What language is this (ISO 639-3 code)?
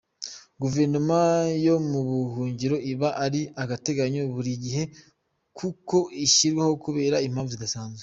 kin